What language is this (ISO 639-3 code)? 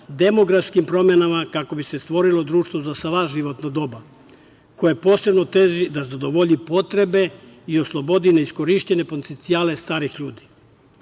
srp